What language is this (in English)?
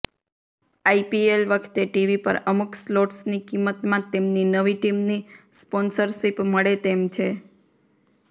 Gujarati